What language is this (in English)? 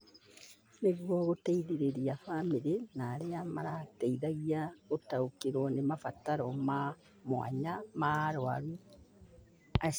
Kikuyu